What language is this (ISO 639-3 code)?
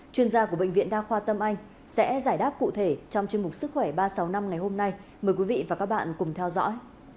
vie